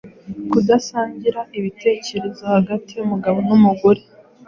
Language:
Kinyarwanda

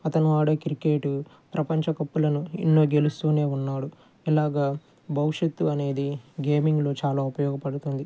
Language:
Telugu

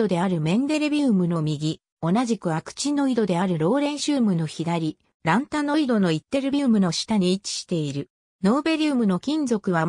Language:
Japanese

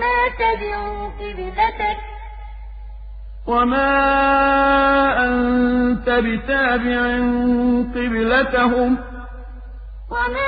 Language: Arabic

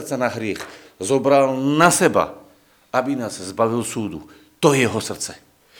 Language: Slovak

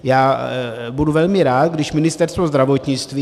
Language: Czech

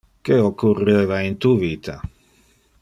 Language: Interlingua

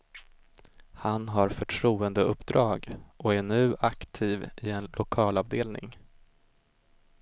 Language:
Swedish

